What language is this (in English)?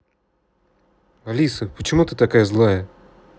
Russian